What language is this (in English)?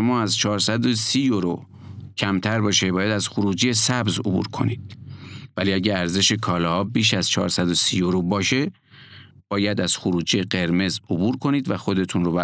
Persian